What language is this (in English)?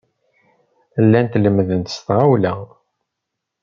Kabyle